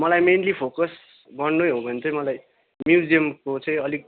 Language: Nepali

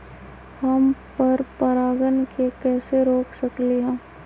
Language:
Magahi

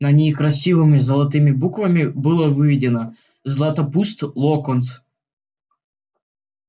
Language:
Russian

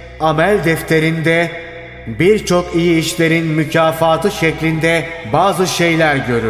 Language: Turkish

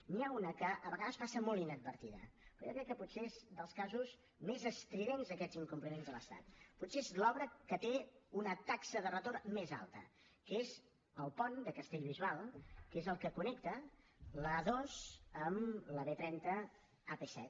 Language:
Catalan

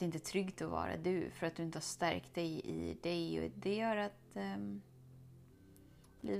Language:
Swedish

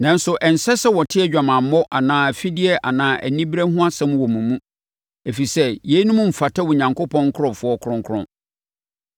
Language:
Akan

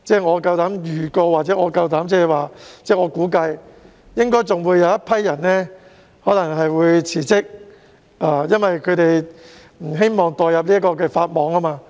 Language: Cantonese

